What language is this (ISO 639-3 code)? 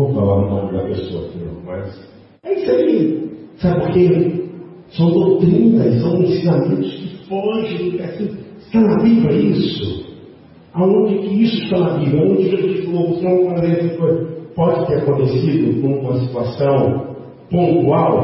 por